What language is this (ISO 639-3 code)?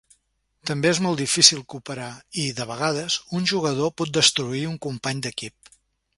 cat